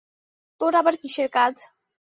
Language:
Bangla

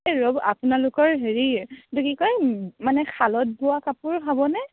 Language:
Assamese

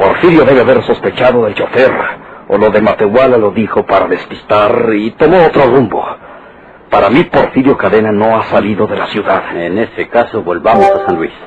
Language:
Spanish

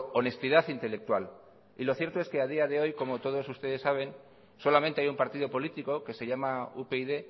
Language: Spanish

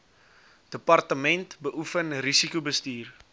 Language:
Afrikaans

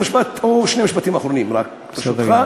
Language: Hebrew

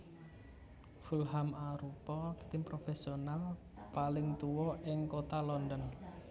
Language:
Javanese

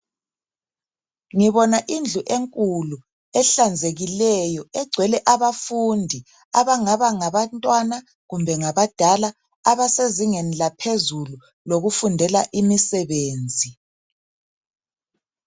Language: North Ndebele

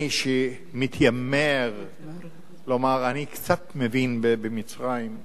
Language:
Hebrew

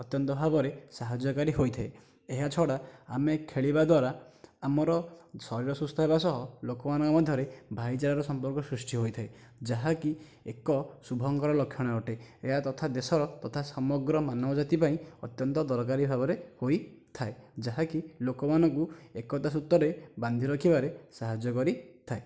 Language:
Odia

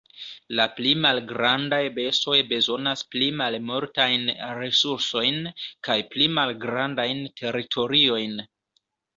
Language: Esperanto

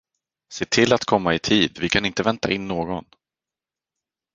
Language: Swedish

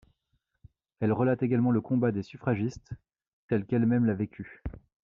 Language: French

